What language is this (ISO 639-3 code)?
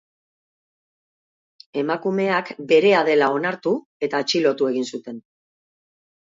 eus